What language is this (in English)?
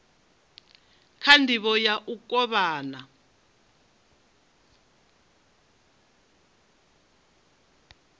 Venda